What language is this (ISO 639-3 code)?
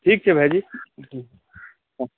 mai